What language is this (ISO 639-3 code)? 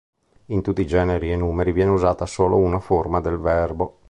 ita